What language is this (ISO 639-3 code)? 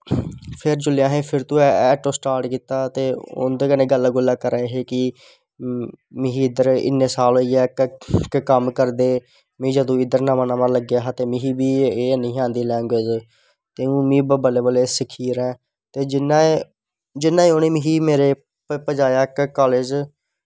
doi